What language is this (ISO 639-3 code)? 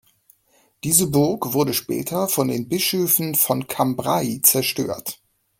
deu